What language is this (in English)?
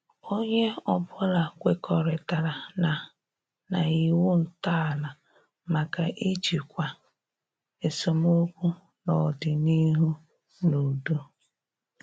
Igbo